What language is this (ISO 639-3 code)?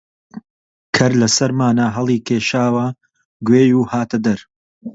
ckb